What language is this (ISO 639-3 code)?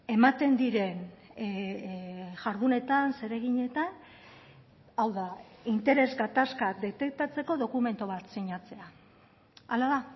eus